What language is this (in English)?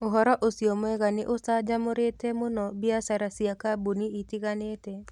Kikuyu